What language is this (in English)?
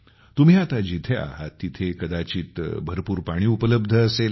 Marathi